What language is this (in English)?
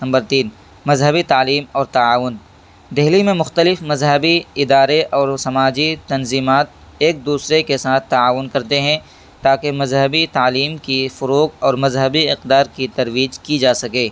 Urdu